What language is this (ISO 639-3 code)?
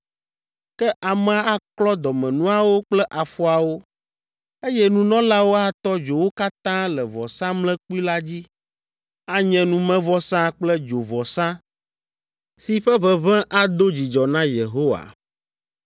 ewe